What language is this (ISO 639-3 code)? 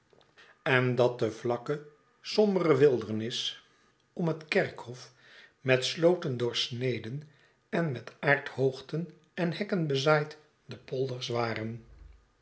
nld